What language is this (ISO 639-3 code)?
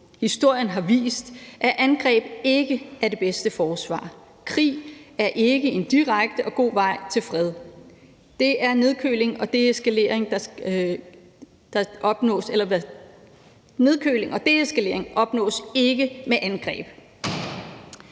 dan